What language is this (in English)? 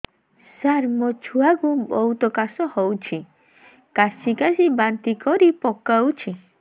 Odia